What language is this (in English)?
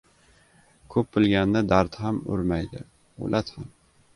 Uzbek